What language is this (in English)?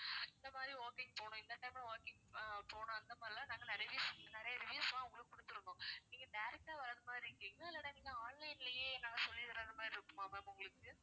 Tamil